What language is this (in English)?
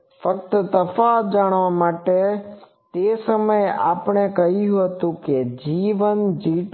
Gujarati